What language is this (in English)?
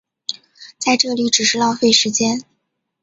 Chinese